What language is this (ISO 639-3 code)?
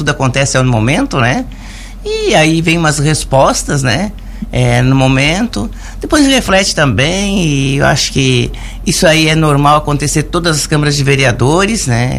por